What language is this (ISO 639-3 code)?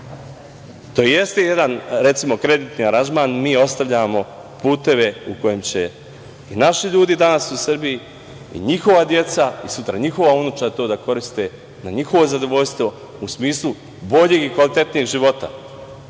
srp